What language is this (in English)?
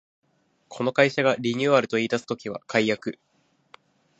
Japanese